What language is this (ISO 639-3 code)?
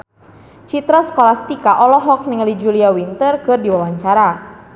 sun